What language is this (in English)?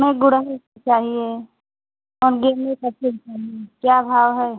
Hindi